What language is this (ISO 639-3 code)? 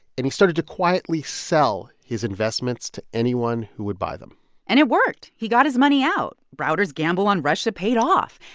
eng